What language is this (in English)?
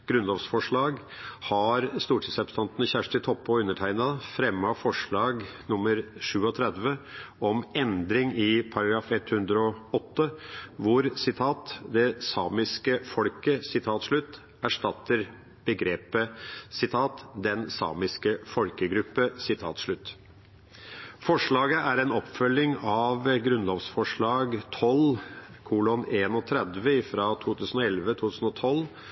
Norwegian Bokmål